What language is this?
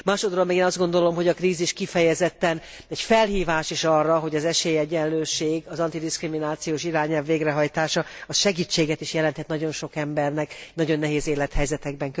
Hungarian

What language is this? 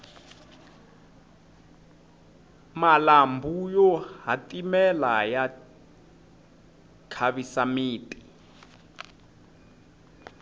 Tsonga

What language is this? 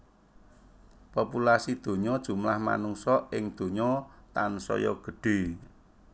Javanese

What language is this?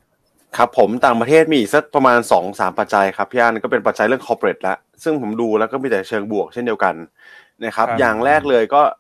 Thai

